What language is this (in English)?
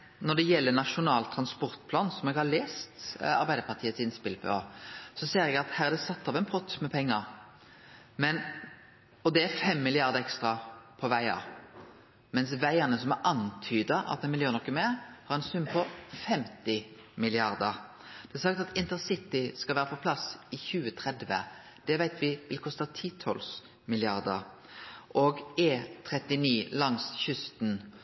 Norwegian Nynorsk